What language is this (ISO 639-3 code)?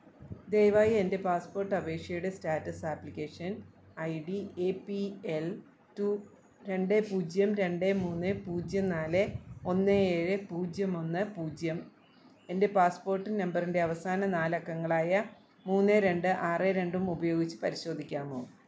mal